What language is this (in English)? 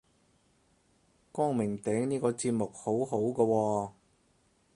Cantonese